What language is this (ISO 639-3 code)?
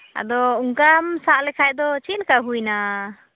sat